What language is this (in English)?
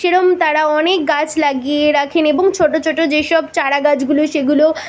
Bangla